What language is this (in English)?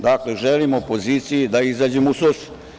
Serbian